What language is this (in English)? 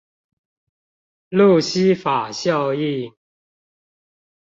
Chinese